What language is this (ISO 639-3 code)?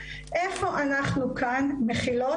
heb